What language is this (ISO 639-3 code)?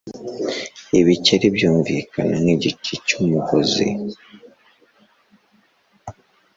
kin